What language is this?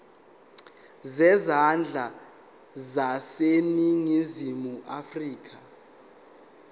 Zulu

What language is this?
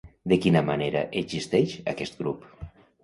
Catalan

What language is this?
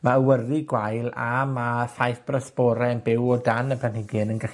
Welsh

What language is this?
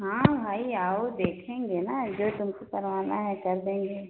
Hindi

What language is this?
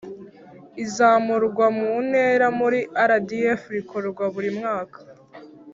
Kinyarwanda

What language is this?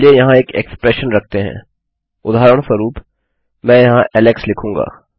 Hindi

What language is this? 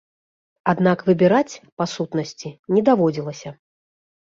Belarusian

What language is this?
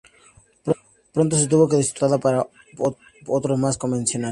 Spanish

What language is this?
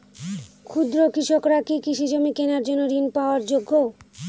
Bangla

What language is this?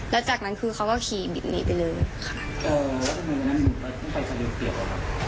Thai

